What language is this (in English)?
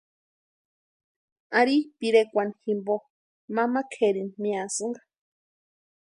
Western Highland Purepecha